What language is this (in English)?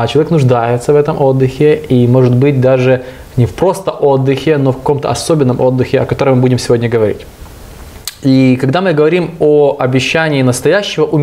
Russian